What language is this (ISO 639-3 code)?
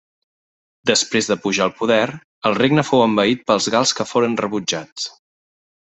cat